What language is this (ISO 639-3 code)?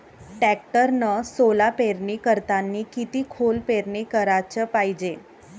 mar